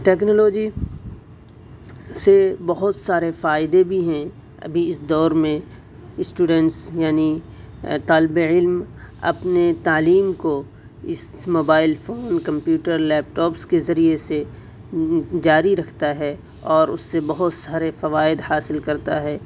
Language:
Urdu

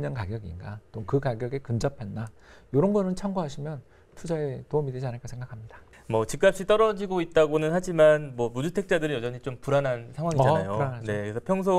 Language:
Korean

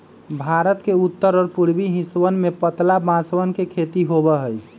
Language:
Magahi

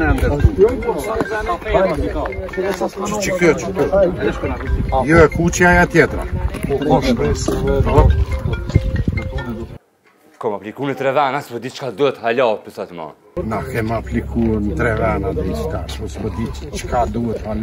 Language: Romanian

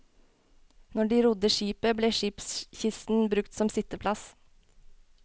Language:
Norwegian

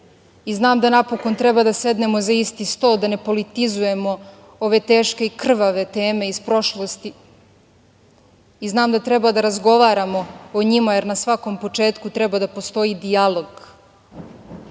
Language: Serbian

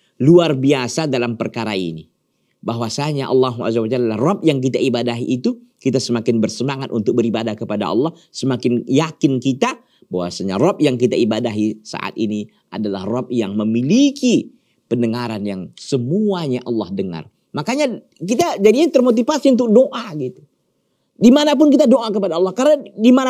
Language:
Indonesian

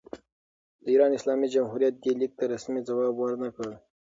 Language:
Pashto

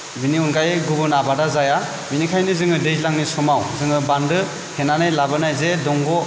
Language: Bodo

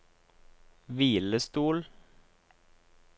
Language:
Norwegian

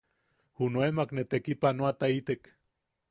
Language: Yaqui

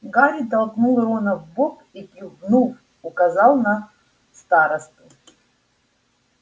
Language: Russian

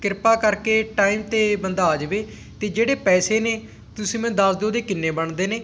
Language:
Punjabi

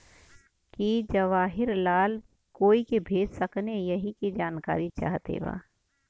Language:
Bhojpuri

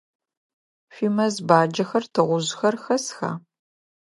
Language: Adyghe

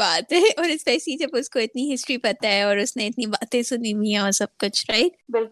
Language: Urdu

